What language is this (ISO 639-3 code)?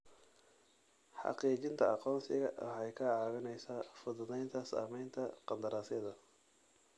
som